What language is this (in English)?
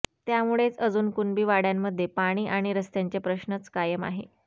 Marathi